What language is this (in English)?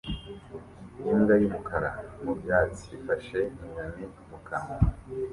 Kinyarwanda